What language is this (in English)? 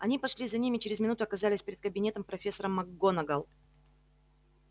Russian